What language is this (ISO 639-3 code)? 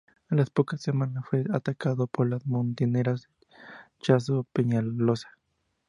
spa